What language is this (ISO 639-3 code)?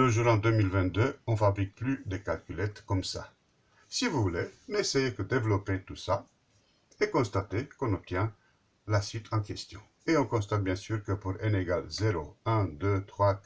fra